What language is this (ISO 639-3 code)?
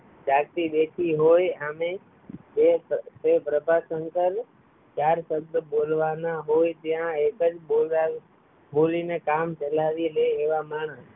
guj